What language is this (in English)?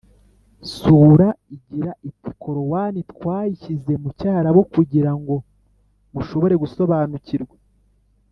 Kinyarwanda